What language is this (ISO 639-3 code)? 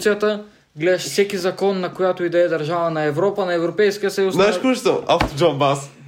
bul